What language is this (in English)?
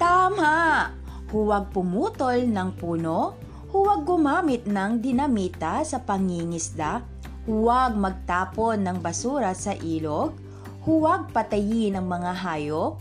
Filipino